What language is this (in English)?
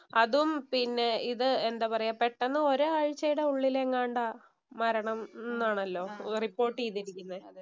Malayalam